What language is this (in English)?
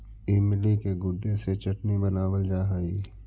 Magahi